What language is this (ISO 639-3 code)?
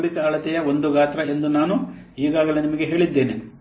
kan